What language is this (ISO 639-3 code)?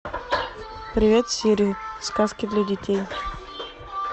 rus